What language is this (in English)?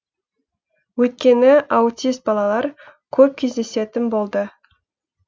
Kazakh